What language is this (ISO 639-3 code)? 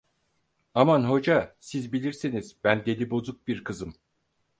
tur